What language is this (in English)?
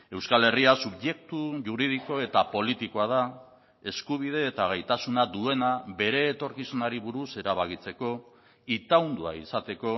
Basque